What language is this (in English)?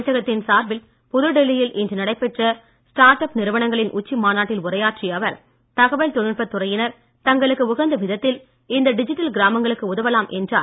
Tamil